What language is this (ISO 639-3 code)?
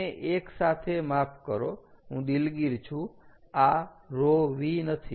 guj